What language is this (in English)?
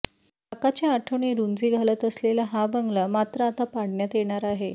Marathi